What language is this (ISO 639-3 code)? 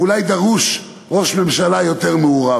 heb